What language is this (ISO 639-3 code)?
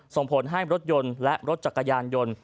tha